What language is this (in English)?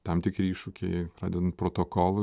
Lithuanian